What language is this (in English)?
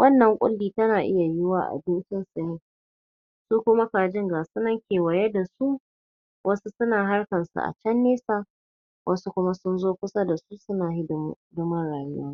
Hausa